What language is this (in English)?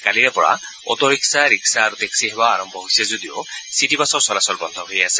Assamese